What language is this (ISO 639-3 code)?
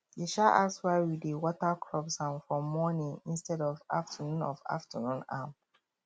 pcm